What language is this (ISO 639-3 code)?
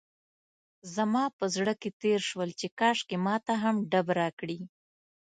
pus